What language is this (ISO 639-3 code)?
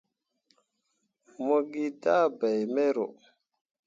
mua